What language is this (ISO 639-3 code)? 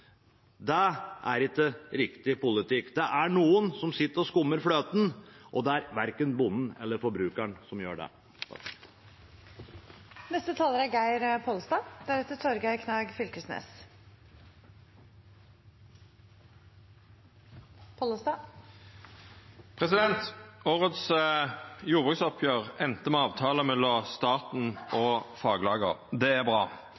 nor